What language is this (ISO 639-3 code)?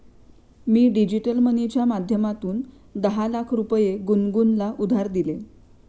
mar